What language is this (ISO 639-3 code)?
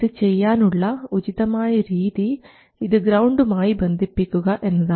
mal